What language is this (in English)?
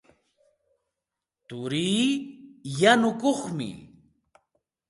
Santa Ana de Tusi Pasco Quechua